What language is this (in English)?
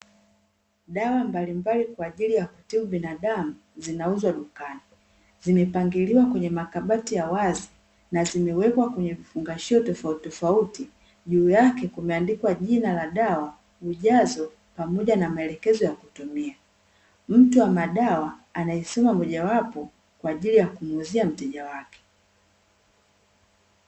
Swahili